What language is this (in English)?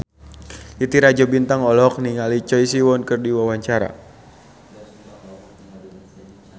Sundanese